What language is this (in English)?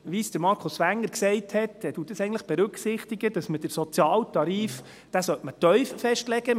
Swiss German